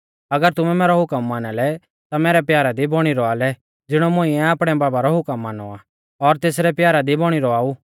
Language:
Mahasu Pahari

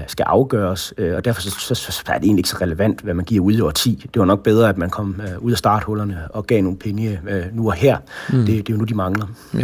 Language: Danish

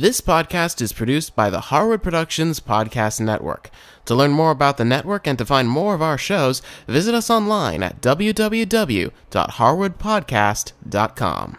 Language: English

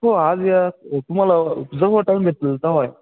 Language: Marathi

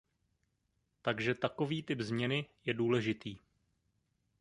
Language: Czech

